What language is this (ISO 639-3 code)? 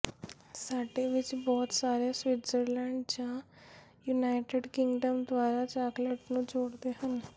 pan